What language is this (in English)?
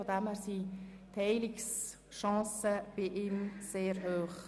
Swiss German